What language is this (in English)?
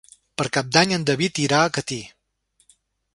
Catalan